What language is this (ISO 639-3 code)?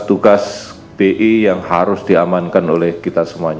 ind